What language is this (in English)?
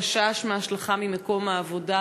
Hebrew